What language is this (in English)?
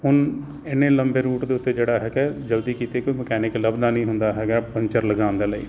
Punjabi